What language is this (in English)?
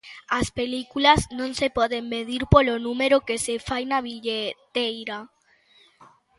Galician